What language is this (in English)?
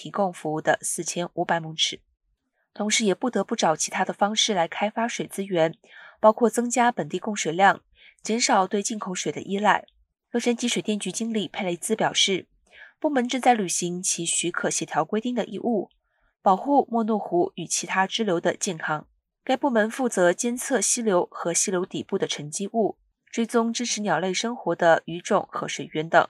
Chinese